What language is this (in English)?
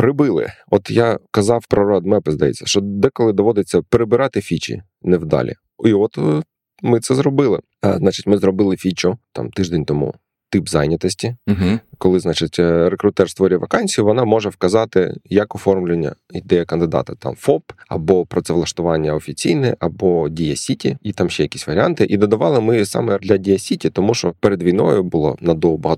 Ukrainian